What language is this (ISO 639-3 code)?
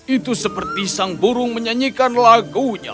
ind